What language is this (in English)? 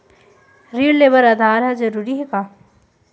Chhattisgarhi